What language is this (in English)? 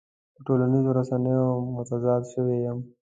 Pashto